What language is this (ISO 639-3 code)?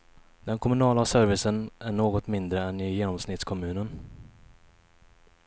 swe